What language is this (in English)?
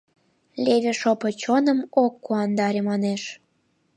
Mari